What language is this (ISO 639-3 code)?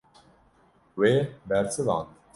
kur